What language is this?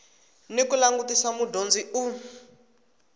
Tsonga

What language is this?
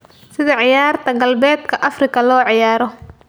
Somali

